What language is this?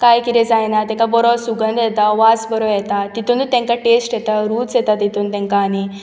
Konkani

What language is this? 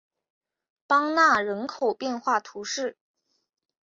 Chinese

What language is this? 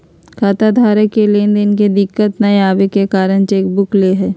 Magahi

